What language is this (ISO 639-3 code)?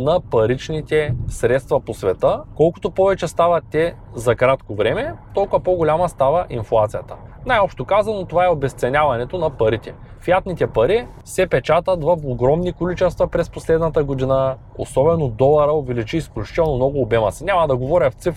bul